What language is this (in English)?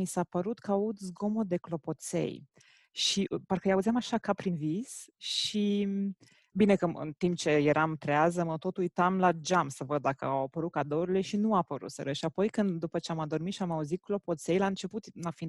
Romanian